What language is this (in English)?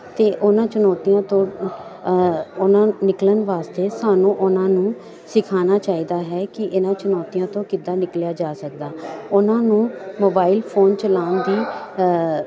Punjabi